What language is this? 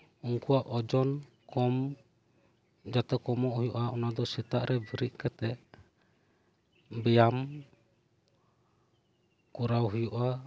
Santali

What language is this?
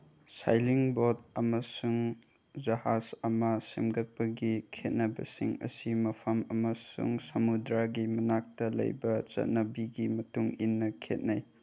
Manipuri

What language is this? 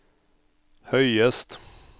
Norwegian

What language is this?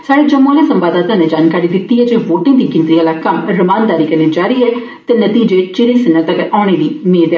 Dogri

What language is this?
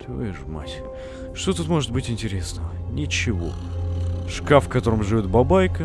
Russian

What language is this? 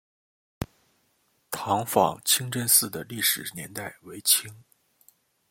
Chinese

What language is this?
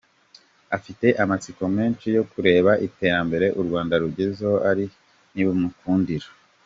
Kinyarwanda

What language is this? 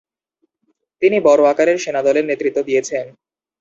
Bangla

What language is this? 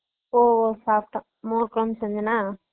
Tamil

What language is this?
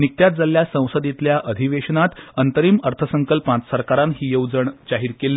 Konkani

